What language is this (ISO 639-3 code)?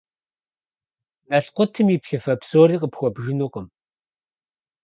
kbd